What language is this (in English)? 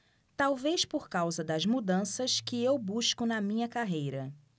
Portuguese